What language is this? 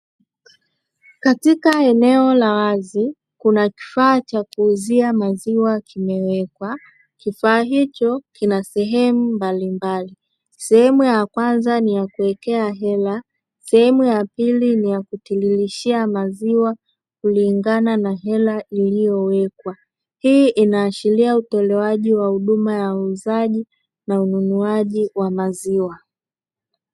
Swahili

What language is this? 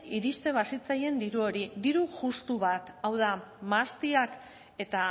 Basque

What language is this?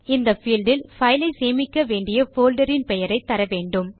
Tamil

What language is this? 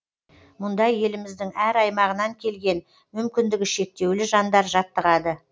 Kazakh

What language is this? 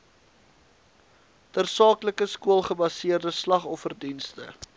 Afrikaans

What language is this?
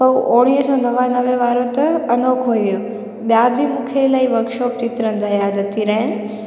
Sindhi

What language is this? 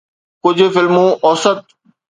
Sindhi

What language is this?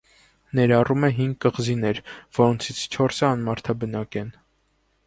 Armenian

